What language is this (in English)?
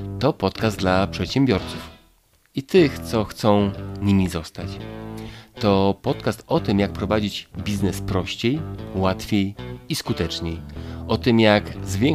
Polish